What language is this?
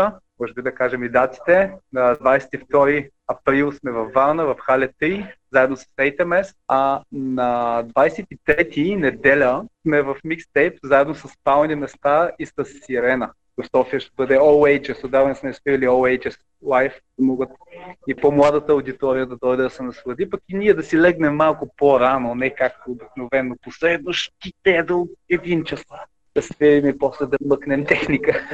Bulgarian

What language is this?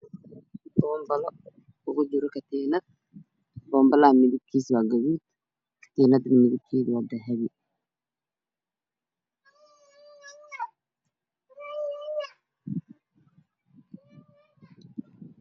Somali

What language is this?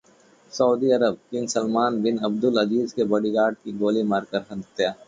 Hindi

